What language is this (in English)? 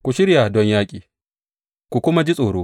Hausa